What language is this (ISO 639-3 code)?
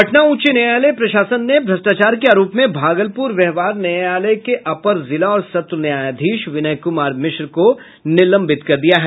hin